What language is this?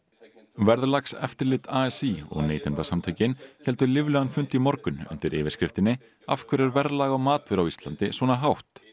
Icelandic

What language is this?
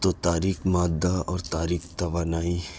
Urdu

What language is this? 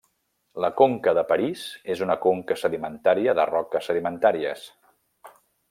Catalan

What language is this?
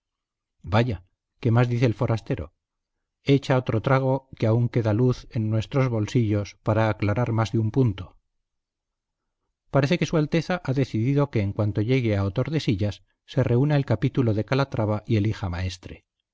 Spanish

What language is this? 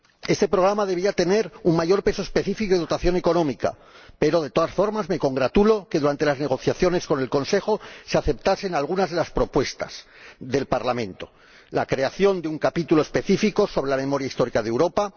Spanish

